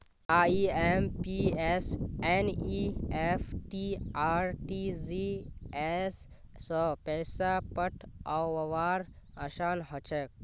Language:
Magahi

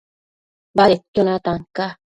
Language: Matsés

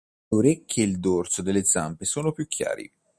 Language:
Italian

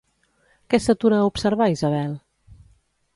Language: Catalan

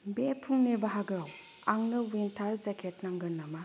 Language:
Bodo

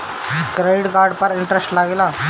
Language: Bhojpuri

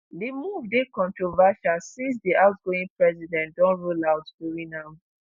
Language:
Nigerian Pidgin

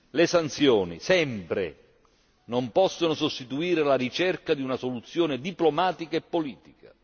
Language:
Italian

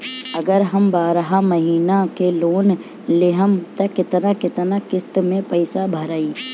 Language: Bhojpuri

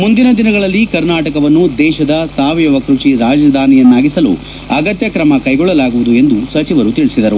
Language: Kannada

